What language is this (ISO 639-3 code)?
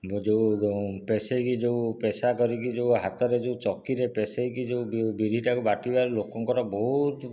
ori